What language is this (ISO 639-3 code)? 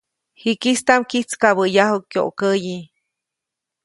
zoc